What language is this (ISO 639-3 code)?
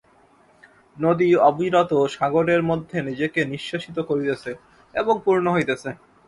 ben